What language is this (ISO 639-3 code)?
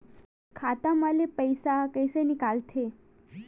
hne